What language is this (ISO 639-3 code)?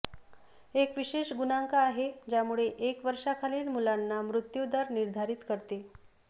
mar